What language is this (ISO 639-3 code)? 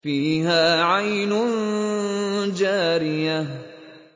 ara